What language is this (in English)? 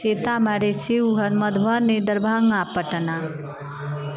Maithili